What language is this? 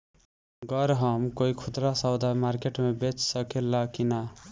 Bhojpuri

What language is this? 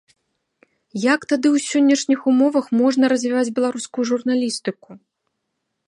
Belarusian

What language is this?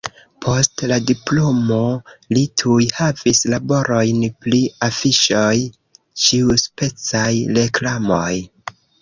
Esperanto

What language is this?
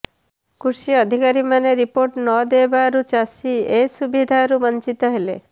Odia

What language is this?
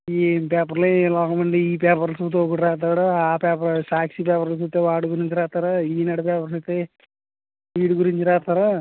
Telugu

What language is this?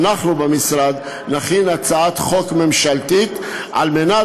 Hebrew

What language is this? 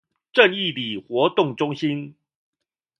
Chinese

